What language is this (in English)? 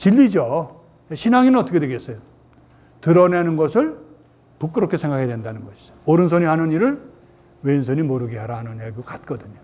Korean